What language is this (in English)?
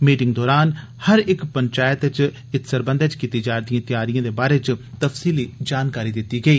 Dogri